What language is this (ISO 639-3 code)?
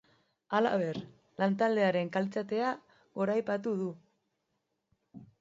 eus